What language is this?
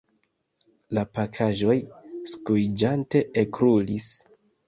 Esperanto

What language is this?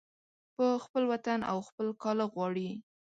Pashto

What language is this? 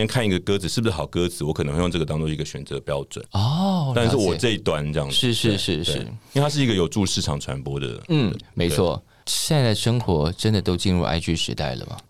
Chinese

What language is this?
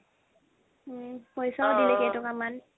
Assamese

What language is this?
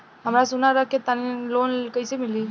Bhojpuri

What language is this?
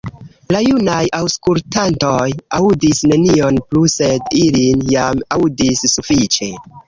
Esperanto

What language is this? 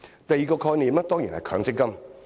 Cantonese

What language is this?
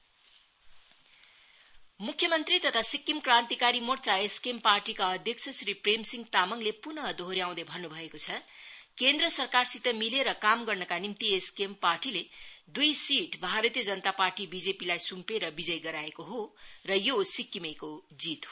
Nepali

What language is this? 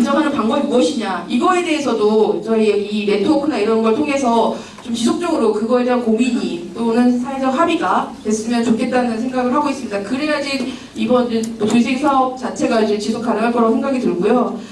Korean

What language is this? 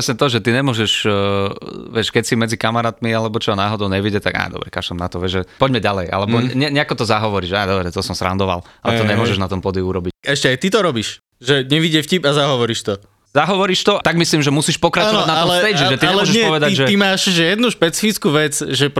Slovak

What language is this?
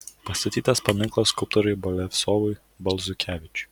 Lithuanian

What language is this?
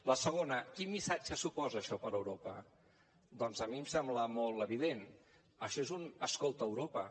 Catalan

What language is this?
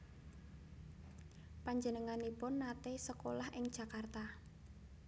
Javanese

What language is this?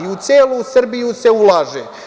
Serbian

